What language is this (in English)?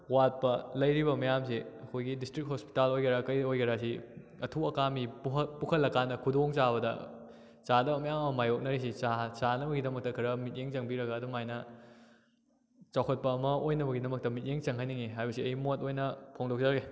Manipuri